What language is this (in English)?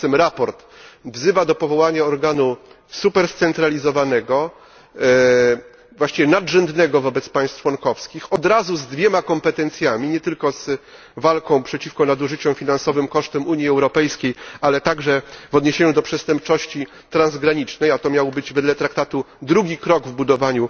Polish